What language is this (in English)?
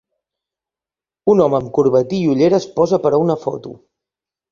Catalan